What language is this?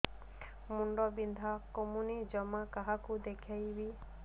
Odia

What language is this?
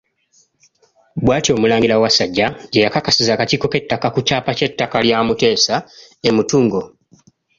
Ganda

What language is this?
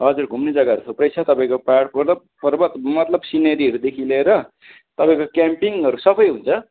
Nepali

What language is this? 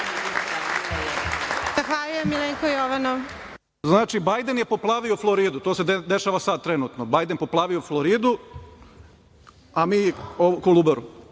Serbian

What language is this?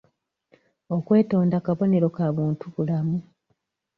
Ganda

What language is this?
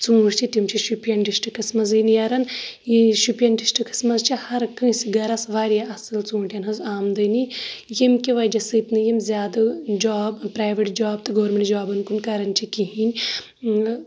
Kashmiri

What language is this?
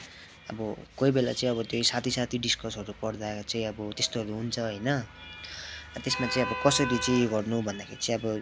Nepali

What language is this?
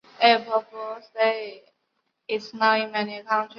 Chinese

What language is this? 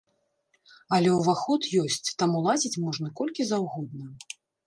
Belarusian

